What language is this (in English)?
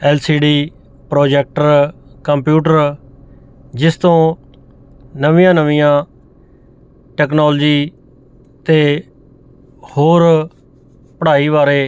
Punjabi